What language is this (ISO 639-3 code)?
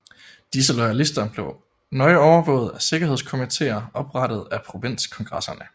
dan